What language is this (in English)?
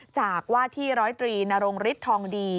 Thai